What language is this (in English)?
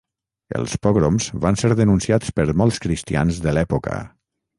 Catalan